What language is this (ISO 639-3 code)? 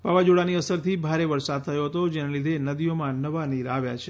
guj